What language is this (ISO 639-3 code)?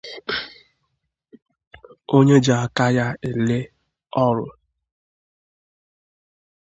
ibo